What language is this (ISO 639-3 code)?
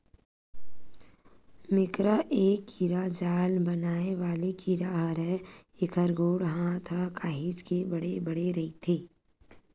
hne